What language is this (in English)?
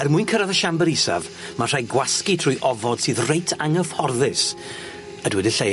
Welsh